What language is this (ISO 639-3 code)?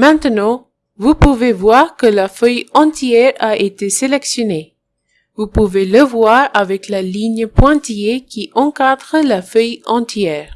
fra